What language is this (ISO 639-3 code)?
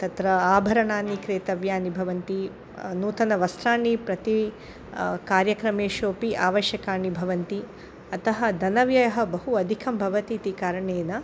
san